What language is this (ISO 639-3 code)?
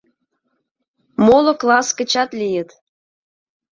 chm